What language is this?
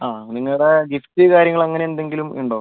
Malayalam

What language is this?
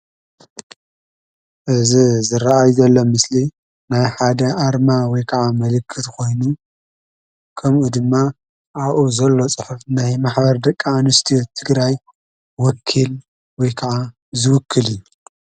Tigrinya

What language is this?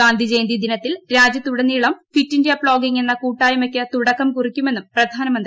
Malayalam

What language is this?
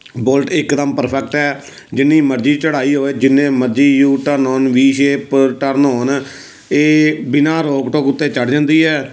Punjabi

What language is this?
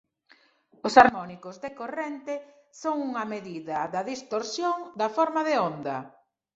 Galician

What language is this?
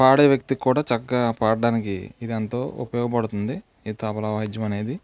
Telugu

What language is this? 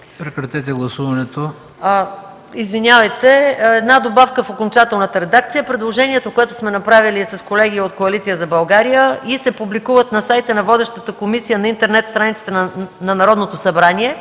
Bulgarian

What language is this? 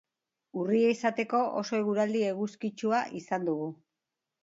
Basque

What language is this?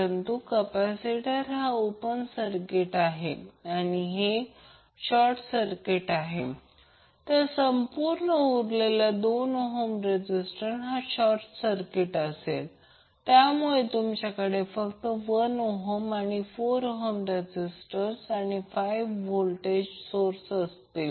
Marathi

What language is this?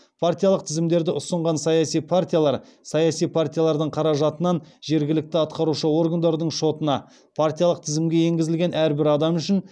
Kazakh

